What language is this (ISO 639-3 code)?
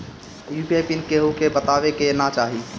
bho